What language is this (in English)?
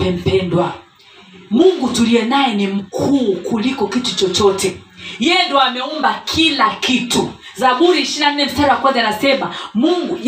Swahili